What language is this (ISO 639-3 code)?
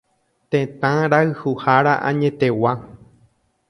grn